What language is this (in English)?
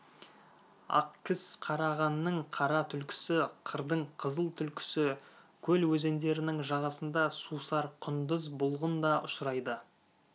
Kazakh